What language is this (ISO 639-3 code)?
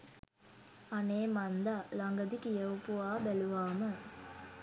sin